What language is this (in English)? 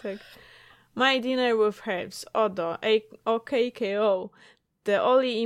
Polish